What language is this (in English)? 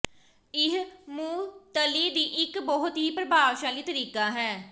Punjabi